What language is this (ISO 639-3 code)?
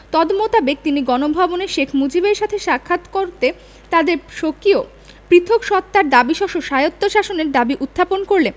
ben